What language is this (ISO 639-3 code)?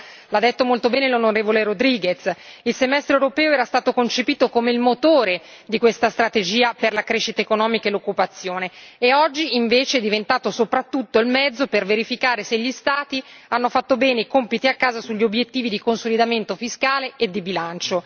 ita